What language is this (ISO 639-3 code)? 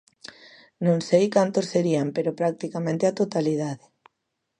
glg